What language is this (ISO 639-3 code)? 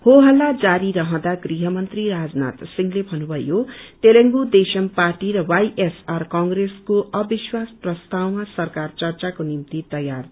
nep